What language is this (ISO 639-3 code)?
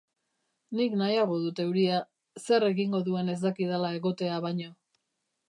eus